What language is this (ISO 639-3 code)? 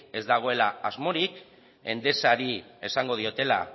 eus